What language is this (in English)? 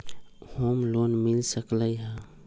Magahi